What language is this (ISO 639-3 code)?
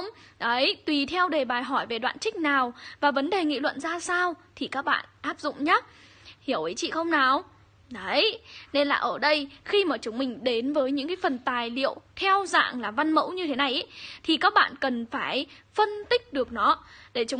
vie